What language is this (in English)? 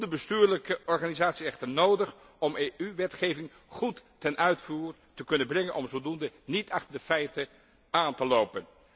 Dutch